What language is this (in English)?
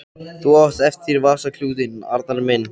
Icelandic